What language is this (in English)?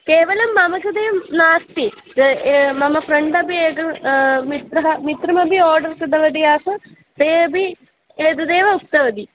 Sanskrit